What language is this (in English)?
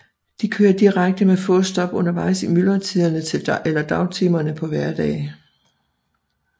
Danish